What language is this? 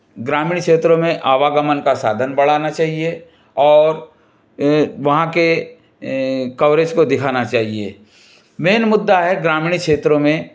Hindi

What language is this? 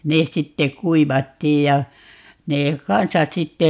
Finnish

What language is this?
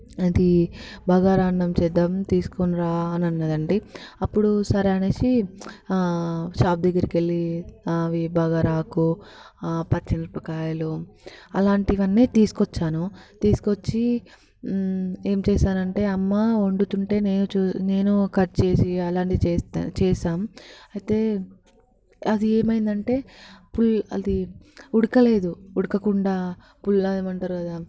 Telugu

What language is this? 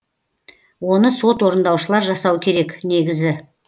Kazakh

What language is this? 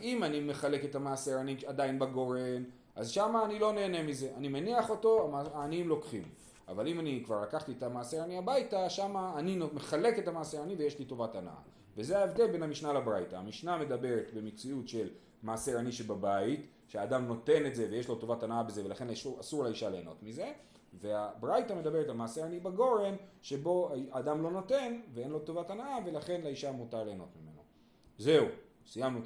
Hebrew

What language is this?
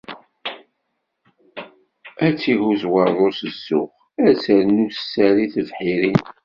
Kabyle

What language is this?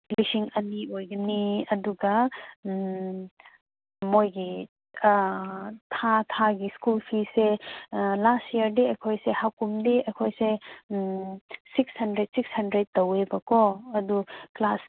Manipuri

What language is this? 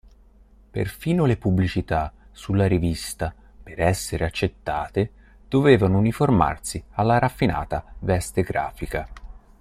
Italian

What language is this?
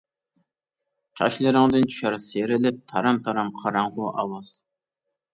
Uyghur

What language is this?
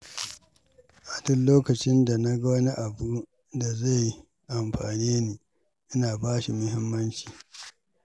Hausa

